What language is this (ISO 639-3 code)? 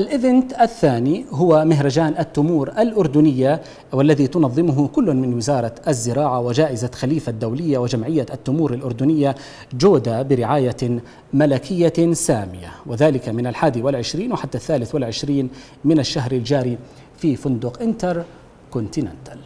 ara